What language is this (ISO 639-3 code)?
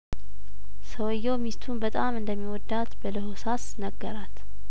amh